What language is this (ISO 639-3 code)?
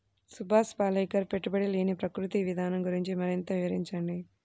tel